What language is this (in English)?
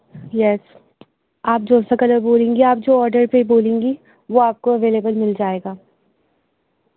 Urdu